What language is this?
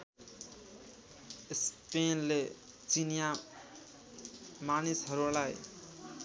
Nepali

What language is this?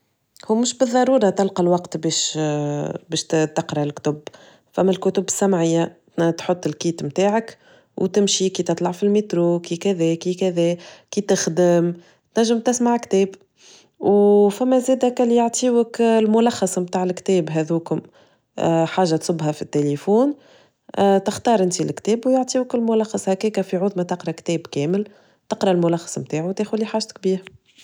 Tunisian Arabic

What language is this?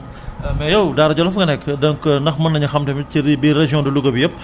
Wolof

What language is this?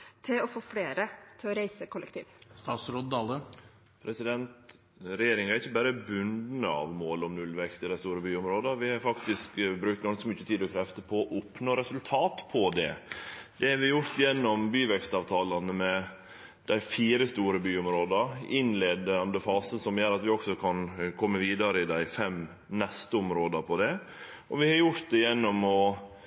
Norwegian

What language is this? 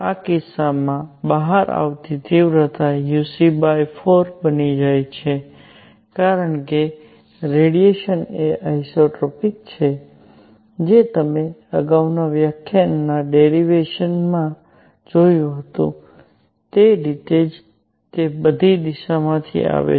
Gujarati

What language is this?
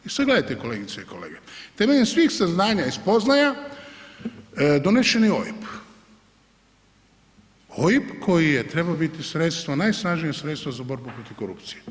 Croatian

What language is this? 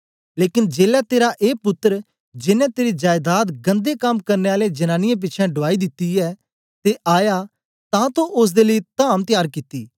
Dogri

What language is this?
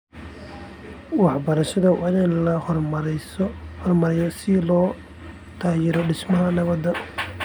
Somali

